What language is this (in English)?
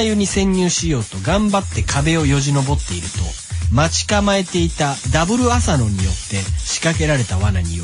Japanese